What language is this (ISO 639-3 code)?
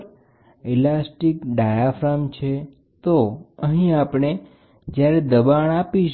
guj